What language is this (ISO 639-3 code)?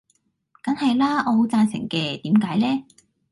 yue